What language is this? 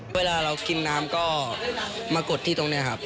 Thai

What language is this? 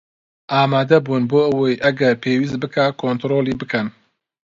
Central Kurdish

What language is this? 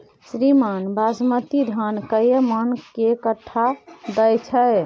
Maithili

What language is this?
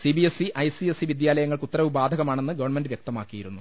Malayalam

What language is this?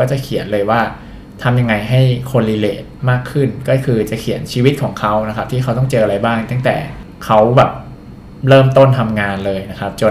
Thai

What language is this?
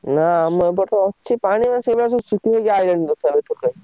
Odia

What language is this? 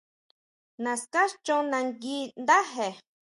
Huautla Mazatec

